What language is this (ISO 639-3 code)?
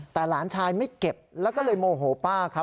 tha